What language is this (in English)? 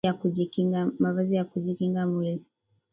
Swahili